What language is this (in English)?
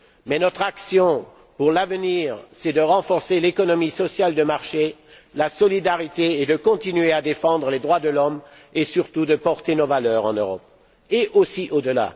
French